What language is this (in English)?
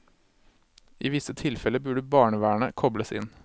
Norwegian